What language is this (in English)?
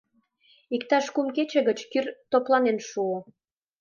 Mari